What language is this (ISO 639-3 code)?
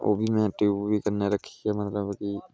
doi